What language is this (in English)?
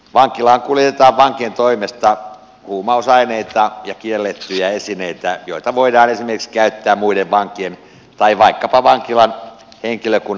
Finnish